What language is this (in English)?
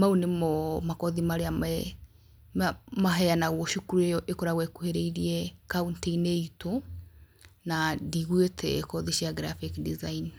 Kikuyu